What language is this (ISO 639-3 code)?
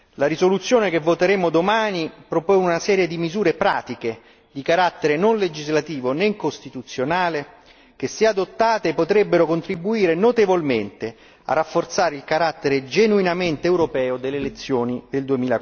ita